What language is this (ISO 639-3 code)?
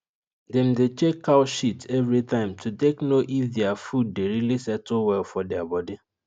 pcm